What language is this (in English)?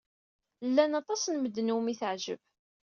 Kabyle